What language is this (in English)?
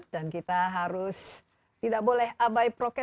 Indonesian